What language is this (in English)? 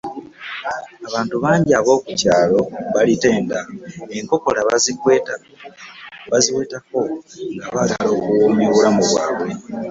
Ganda